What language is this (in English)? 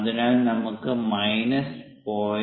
Malayalam